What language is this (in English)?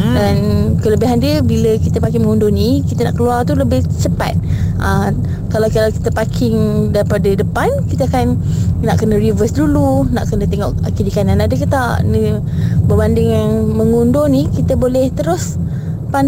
Malay